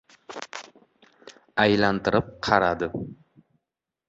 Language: Uzbek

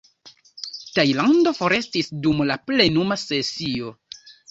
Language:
Esperanto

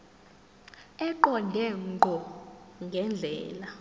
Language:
Zulu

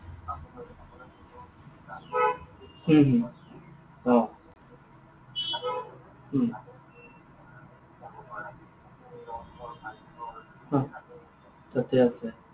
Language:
Assamese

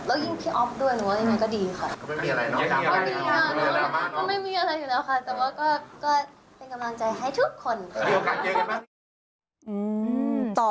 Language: Thai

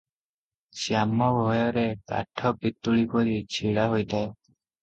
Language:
Odia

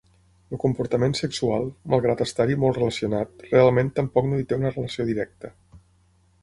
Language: Catalan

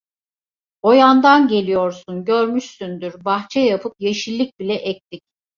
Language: Turkish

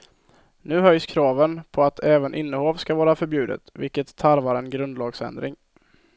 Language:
Swedish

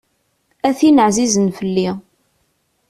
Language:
Kabyle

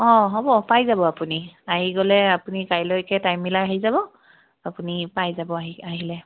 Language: Assamese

